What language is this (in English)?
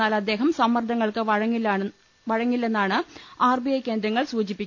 Malayalam